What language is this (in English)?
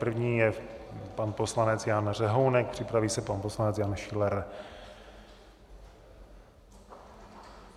Czech